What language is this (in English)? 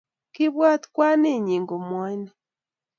Kalenjin